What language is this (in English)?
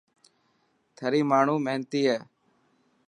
Dhatki